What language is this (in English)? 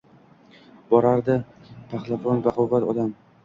Uzbek